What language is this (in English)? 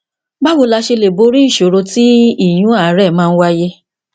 Yoruba